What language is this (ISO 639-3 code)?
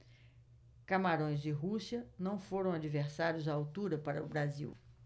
por